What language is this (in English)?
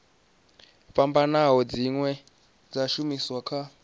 Venda